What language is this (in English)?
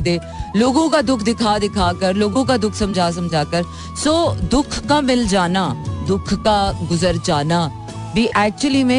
Hindi